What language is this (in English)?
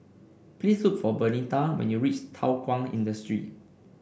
English